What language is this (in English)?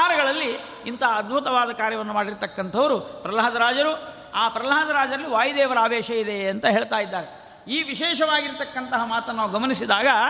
Kannada